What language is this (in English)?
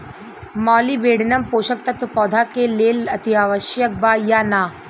Bhojpuri